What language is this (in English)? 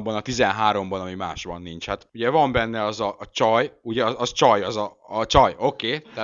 Hungarian